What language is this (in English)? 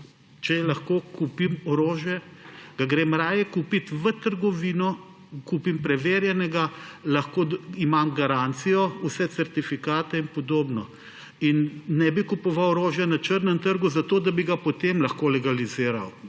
Slovenian